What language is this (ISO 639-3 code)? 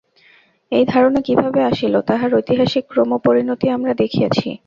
ben